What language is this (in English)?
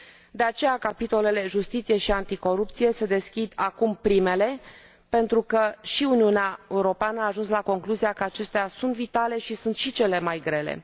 Romanian